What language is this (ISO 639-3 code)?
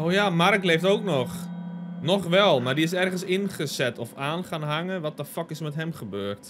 nld